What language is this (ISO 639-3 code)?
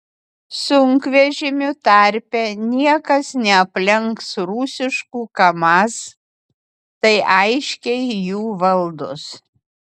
lit